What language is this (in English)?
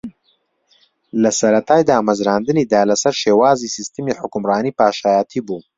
Central Kurdish